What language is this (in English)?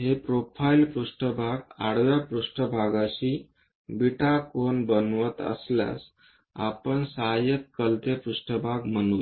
Marathi